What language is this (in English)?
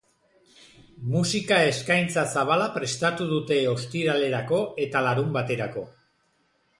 Basque